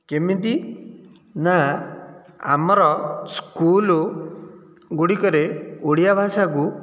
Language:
Odia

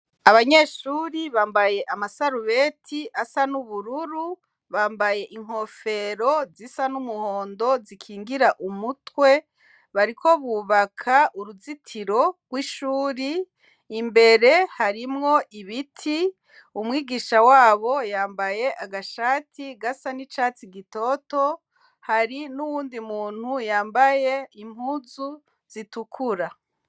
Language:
Rundi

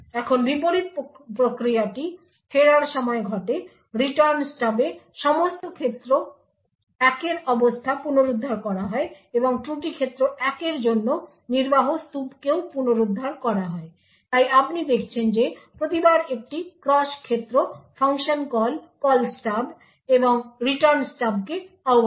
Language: Bangla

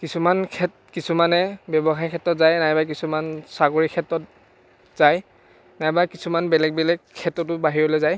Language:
Assamese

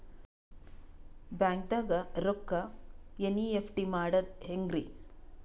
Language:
Kannada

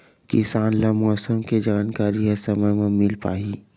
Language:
Chhattisgarhi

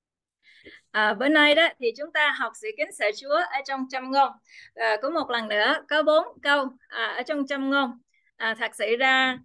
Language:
Vietnamese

